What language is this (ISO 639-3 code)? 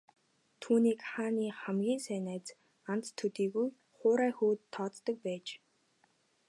mon